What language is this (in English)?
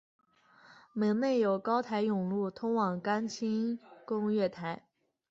Chinese